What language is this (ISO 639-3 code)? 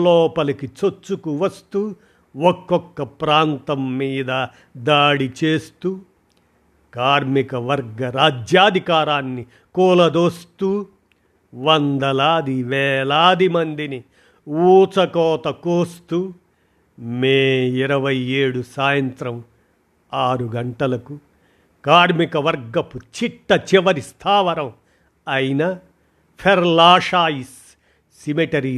tel